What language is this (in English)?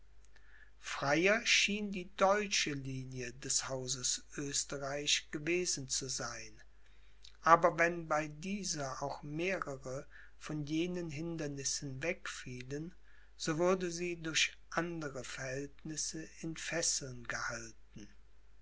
German